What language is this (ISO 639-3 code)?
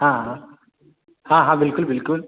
mai